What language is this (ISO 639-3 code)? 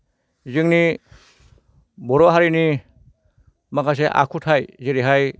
brx